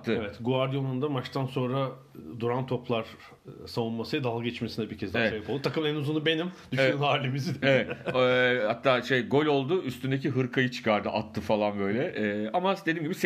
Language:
Turkish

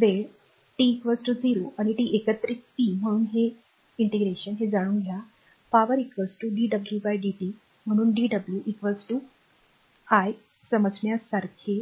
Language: Marathi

